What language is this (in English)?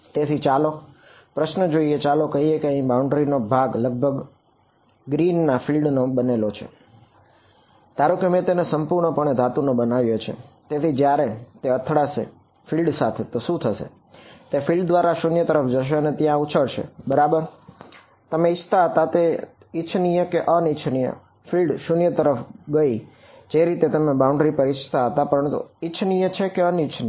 Gujarati